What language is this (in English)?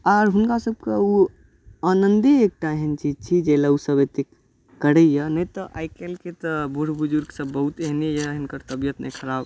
Maithili